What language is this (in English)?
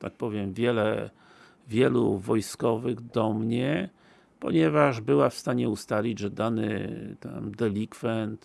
Polish